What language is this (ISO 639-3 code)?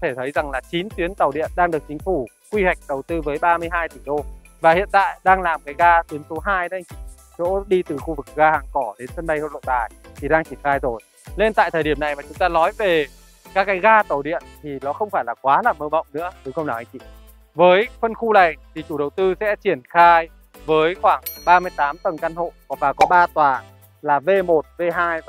vie